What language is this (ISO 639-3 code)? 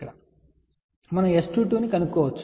tel